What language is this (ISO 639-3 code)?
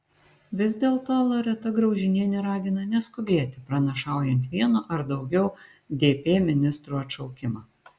lit